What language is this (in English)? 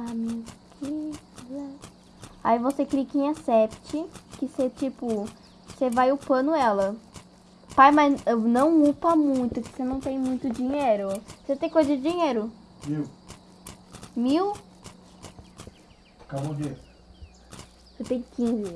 Portuguese